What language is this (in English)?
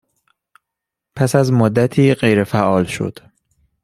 Persian